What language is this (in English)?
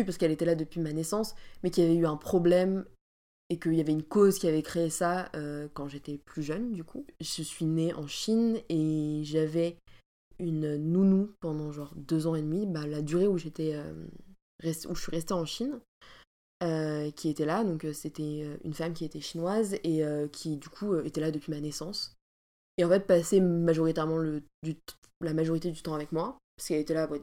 French